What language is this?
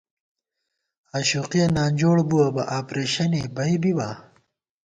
Gawar-Bati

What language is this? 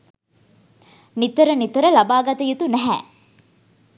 Sinhala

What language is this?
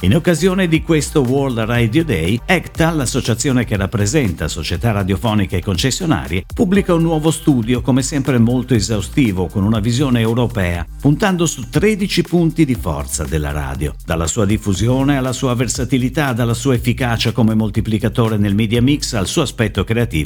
Italian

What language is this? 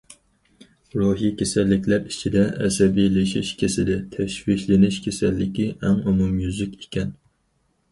Uyghur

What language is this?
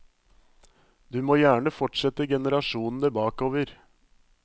Norwegian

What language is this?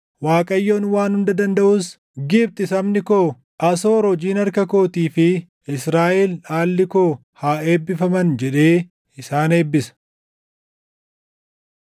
Oromo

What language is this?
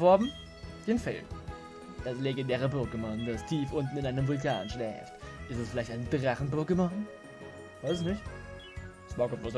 German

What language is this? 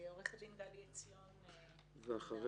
Hebrew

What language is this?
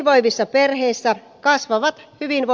Finnish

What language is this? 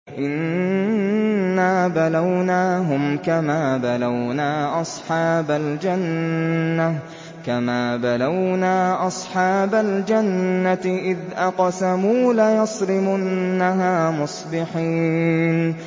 Arabic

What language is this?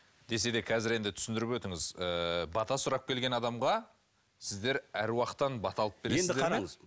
Kazakh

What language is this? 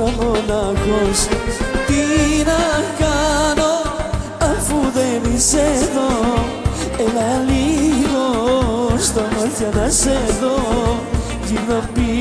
Greek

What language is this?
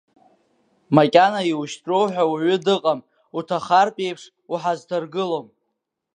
Abkhazian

